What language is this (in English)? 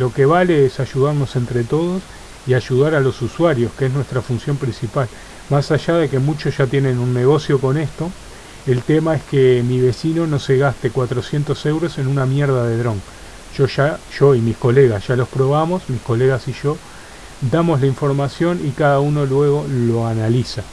Spanish